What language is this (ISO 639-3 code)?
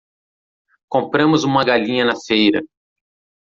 por